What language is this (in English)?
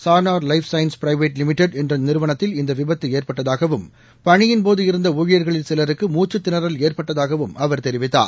Tamil